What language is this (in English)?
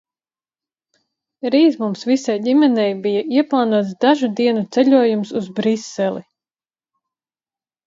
Latvian